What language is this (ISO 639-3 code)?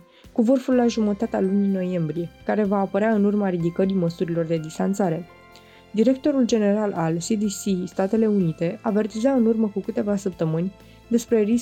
ron